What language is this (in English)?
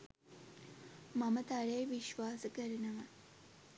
Sinhala